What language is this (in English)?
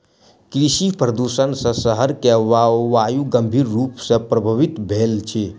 Maithili